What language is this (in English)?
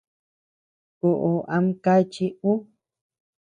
Tepeuxila Cuicatec